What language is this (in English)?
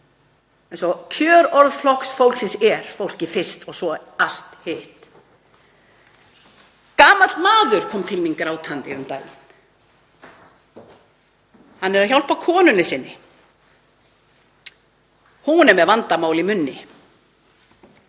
Icelandic